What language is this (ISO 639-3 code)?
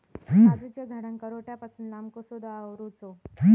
mar